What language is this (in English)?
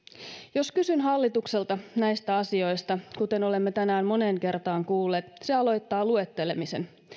Finnish